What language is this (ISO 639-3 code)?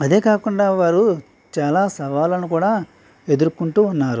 tel